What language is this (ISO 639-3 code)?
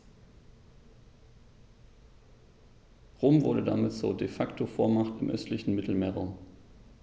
deu